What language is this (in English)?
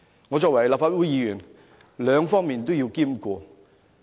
Cantonese